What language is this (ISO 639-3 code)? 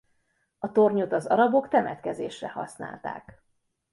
hun